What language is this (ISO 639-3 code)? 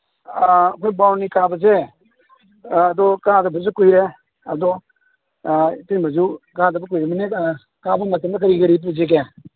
mni